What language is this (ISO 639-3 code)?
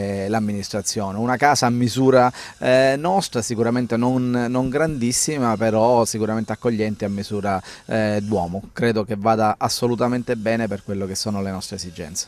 ita